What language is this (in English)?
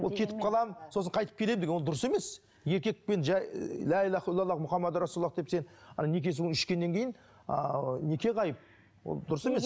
Kazakh